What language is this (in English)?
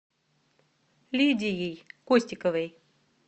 Russian